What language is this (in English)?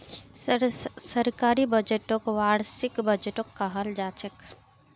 Magahi